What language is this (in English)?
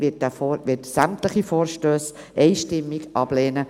Swiss German